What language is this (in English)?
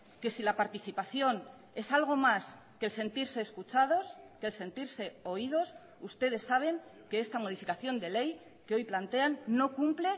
Spanish